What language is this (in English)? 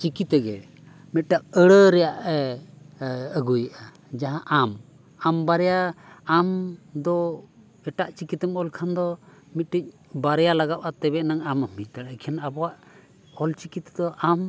Santali